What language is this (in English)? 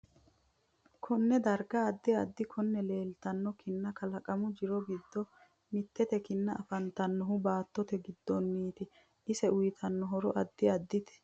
Sidamo